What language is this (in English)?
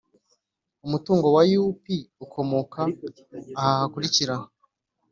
Kinyarwanda